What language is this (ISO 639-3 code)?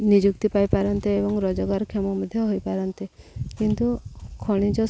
ori